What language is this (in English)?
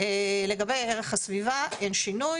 Hebrew